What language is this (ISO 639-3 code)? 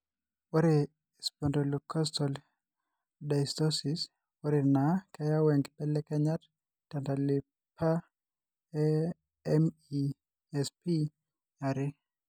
mas